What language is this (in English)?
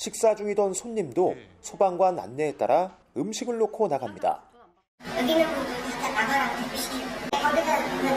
Korean